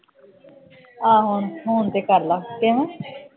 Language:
Punjabi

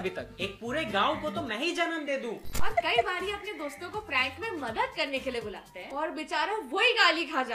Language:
Hindi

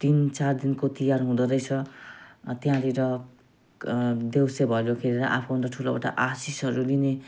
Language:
Nepali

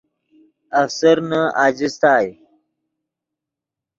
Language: Yidgha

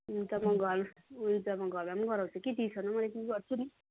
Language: Nepali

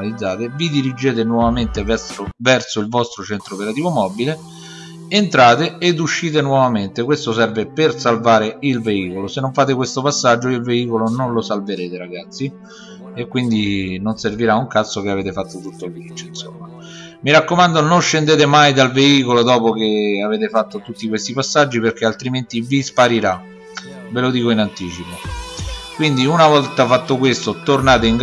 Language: Italian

